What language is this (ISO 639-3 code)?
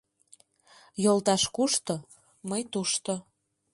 chm